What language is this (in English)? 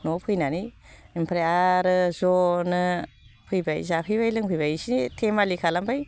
Bodo